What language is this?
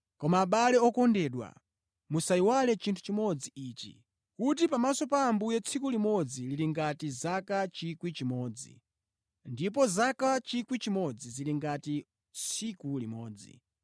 Nyanja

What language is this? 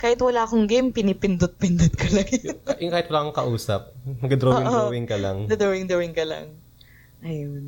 Filipino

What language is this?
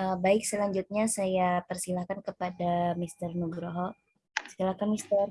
Indonesian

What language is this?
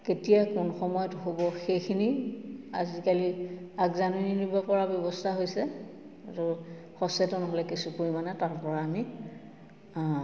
Assamese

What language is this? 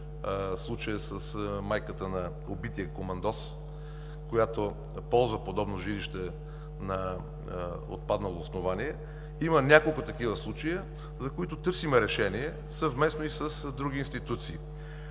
Bulgarian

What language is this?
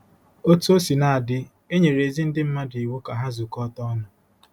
Igbo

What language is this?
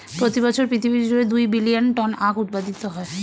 Bangla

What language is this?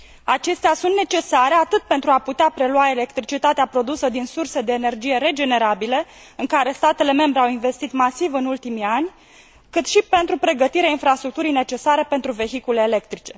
Romanian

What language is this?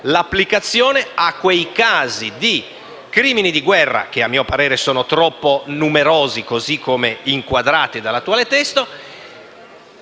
Italian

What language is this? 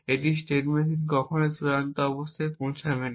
Bangla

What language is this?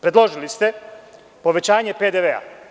Serbian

